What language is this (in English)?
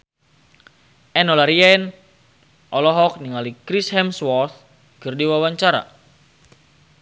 Sundanese